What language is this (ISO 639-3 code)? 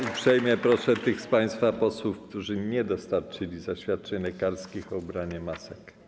pol